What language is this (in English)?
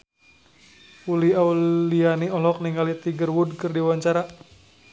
Sundanese